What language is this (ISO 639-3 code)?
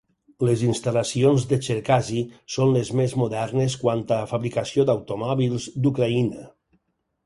cat